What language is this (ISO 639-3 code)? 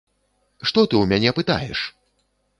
bel